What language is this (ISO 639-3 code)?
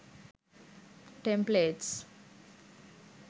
sin